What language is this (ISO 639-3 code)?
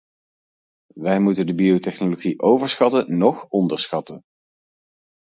nld